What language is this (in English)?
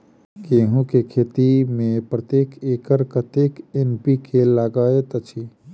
Maithili